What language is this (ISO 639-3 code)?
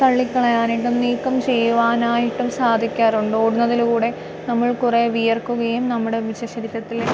mal